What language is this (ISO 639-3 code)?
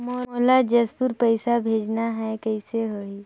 hne